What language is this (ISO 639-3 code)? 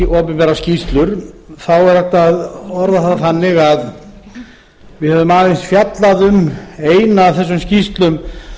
isl